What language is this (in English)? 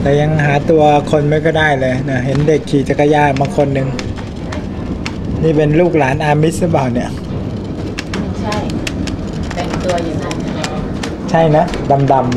Thai